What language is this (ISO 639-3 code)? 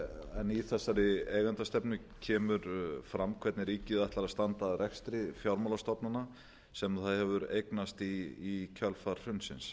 isl